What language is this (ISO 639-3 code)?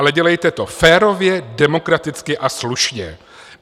ces